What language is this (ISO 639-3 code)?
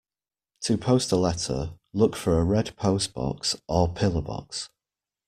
eng